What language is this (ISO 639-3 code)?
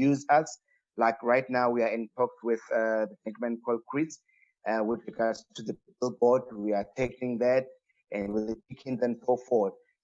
eng